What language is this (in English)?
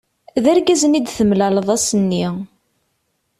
Kabyle